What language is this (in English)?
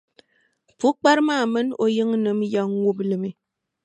Dagbani